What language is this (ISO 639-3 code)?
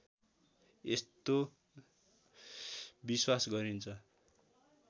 nep